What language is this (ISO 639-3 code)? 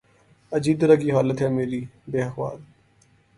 urd